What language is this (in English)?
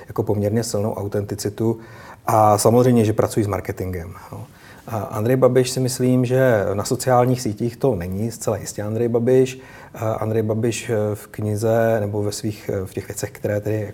Czech